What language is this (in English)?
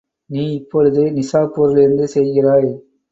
Tamil